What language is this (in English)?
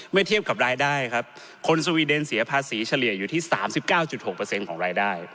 Thai